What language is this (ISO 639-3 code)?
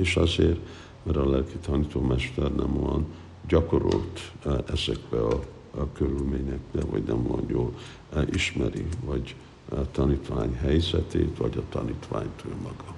hun